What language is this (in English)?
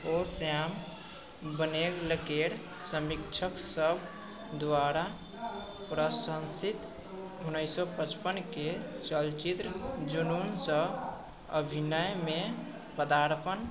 Maithili